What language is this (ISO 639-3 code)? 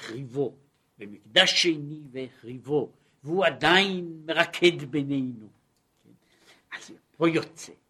heb